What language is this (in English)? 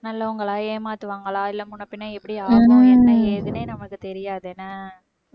Tamil